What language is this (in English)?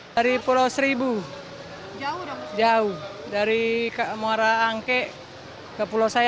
Indonesian